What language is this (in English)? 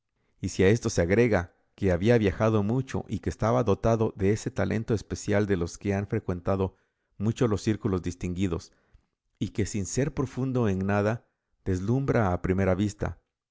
Spanish